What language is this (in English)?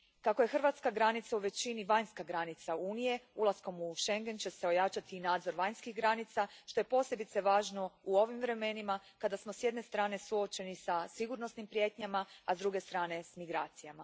Croatian